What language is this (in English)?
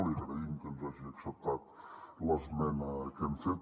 Catalan